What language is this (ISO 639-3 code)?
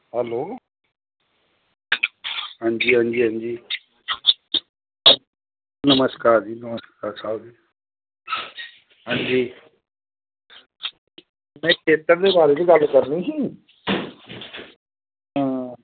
doi